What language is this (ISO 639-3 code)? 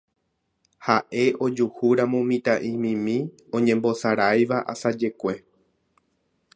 grn